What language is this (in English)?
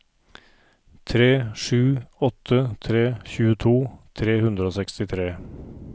Norwegian